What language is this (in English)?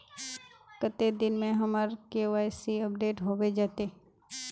Magahi